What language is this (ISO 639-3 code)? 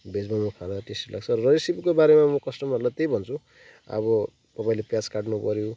nep